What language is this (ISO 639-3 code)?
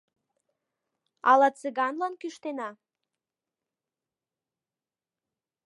chm